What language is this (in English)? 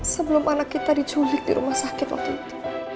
Indonesian